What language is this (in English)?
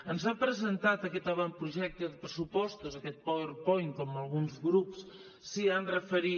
Catalan